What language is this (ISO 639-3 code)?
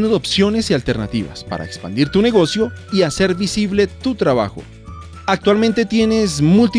spa